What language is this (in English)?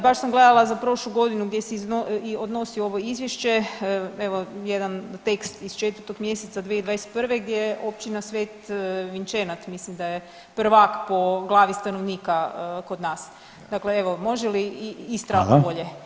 Croatian